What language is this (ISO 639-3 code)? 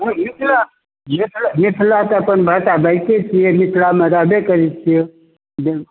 mai